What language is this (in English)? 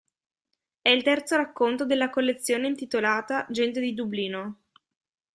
Italian